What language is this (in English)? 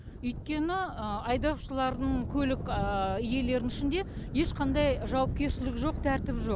Kazakh